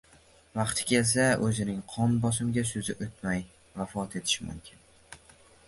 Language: Uzbek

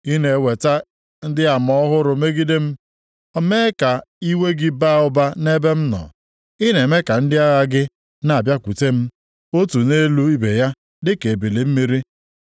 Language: Igbo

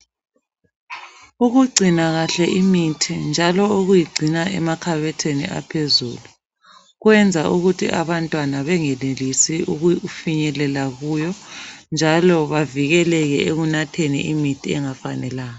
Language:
North Ndebele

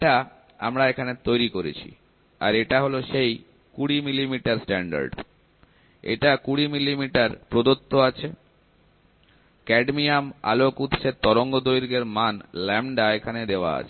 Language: Bangla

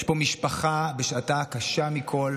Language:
Hebrew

